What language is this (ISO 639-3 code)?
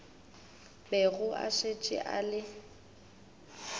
nso